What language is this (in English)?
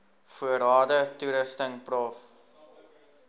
Afrikaans